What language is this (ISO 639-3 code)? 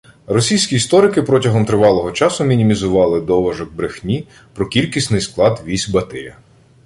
ukr